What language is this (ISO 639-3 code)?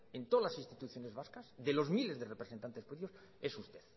spa